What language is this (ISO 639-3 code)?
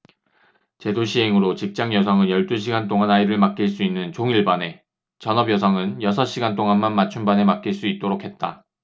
kor